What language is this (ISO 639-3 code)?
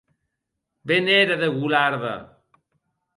oci